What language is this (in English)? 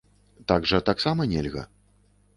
Belarusian